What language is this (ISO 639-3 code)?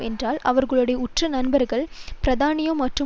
tam